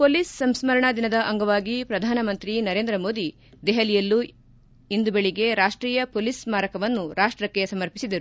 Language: Kannada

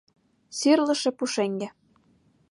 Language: Mari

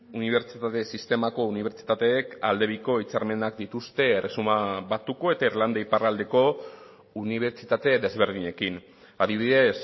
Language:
Basque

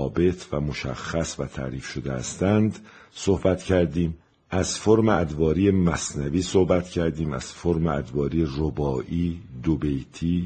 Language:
Persian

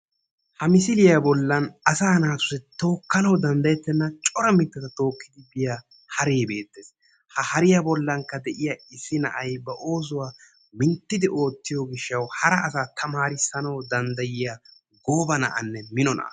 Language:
Wolaytta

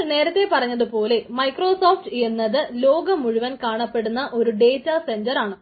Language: Malayalam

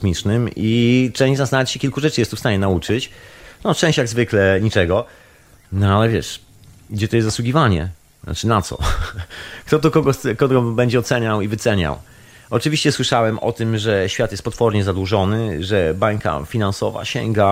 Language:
Polish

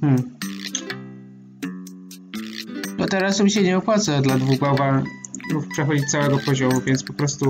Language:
Polish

